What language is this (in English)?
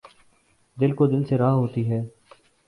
Urdu